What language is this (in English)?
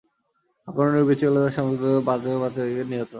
Bangla